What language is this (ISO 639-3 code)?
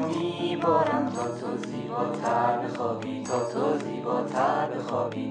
fas